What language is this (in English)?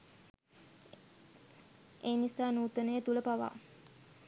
Sinhala